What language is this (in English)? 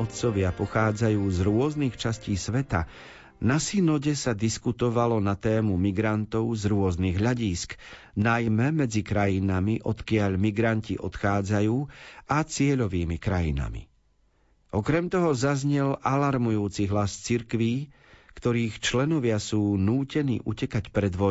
Slovak